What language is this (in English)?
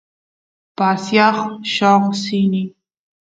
Santiago del Estero Quichua